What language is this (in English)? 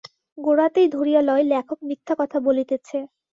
Bangla